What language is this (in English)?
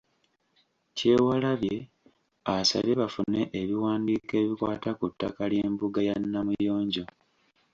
Ganda